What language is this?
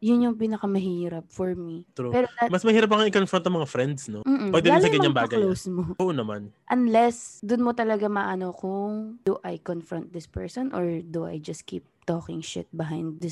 Filipino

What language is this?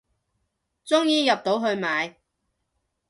Cantonese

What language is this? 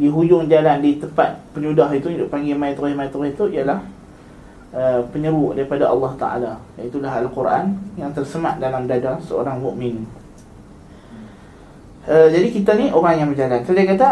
Malay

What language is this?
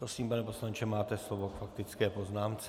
Czech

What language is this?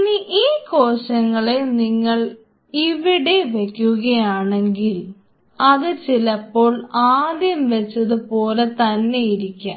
Malayalam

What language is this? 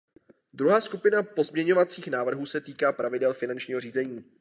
Czech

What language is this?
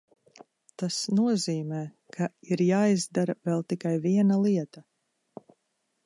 Latvian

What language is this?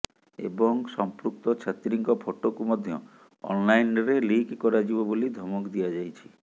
Odia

